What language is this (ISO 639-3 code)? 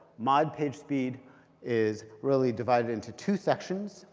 eng